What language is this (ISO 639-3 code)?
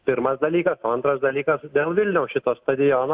lit